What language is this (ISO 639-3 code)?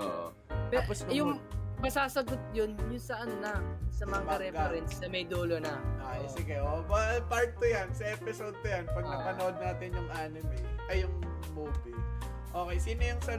fil